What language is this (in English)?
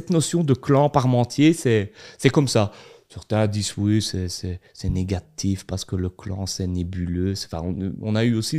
French